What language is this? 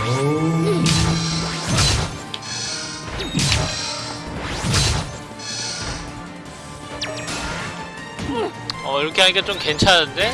Korean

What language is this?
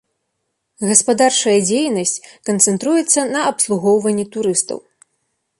Belarusian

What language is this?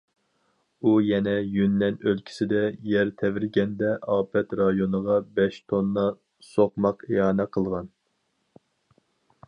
Uyghur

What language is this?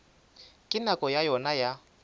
Northern Sotho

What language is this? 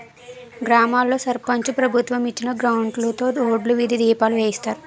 Telugu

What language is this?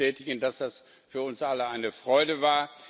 German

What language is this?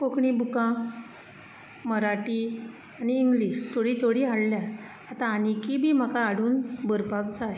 Konkani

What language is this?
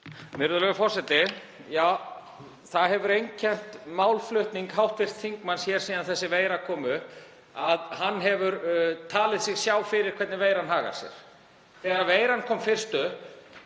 Icelandic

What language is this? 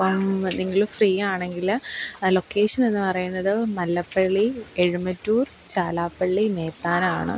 Malayalam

